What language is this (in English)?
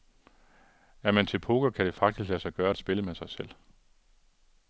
Danish